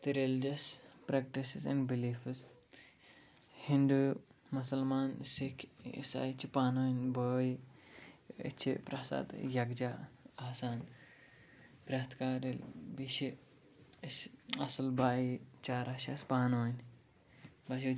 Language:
Kashmiri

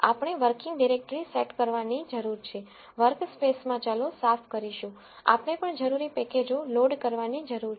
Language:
Gujarati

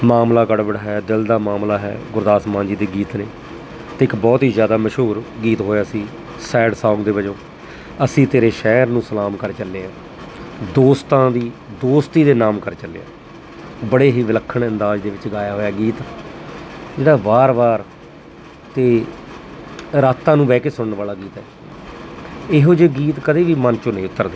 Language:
Punjabi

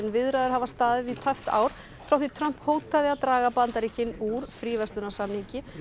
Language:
Icelandic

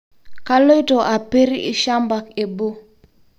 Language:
Masai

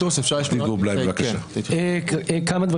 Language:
Hebrew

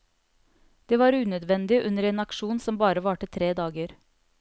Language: Norwegian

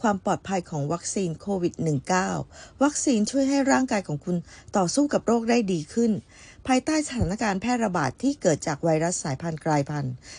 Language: Chinese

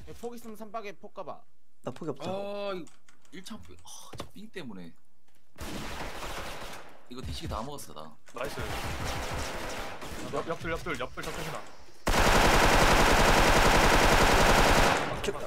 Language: Korean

